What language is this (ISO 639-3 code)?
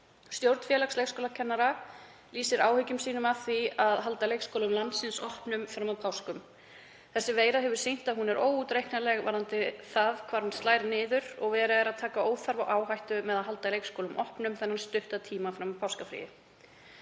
isl